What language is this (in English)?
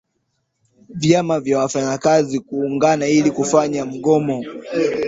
Swahili